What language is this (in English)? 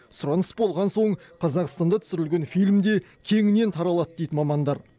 Kazakh